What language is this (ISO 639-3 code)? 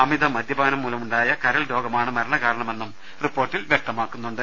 mal